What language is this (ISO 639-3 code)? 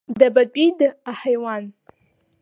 abk